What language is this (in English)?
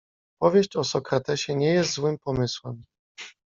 Polish